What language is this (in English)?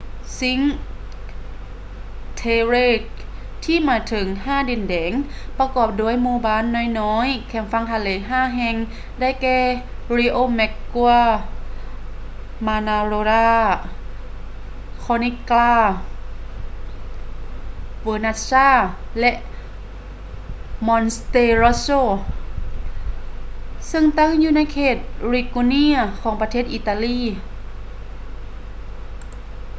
Lao